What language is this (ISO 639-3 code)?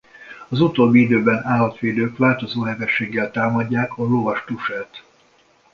hun